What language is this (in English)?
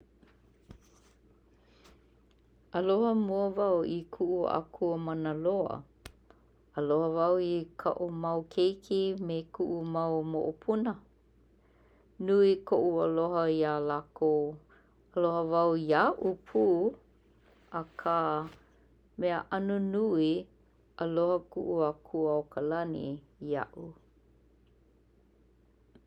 Hawaiian